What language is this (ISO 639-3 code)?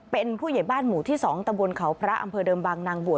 tha